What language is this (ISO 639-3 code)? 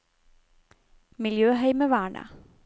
nor